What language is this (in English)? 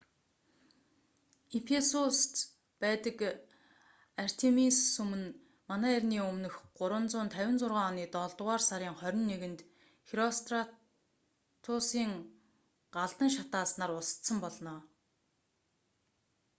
Mongolian